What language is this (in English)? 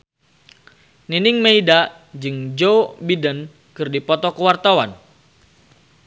Sundanese